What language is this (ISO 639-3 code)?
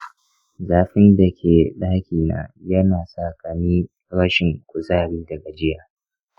hau